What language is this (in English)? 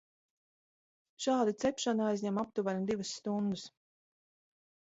Latvian